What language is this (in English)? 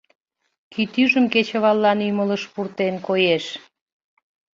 Mari